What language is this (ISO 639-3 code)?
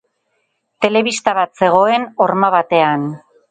eus